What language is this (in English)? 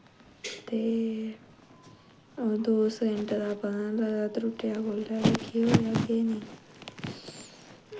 Dogri